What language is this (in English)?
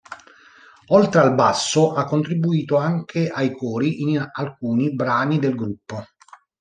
Italian